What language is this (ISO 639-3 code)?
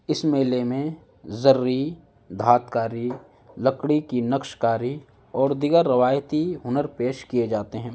urd